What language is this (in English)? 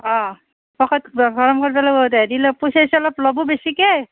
Assamese